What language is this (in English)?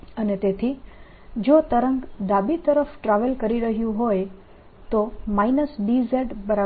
Gujarati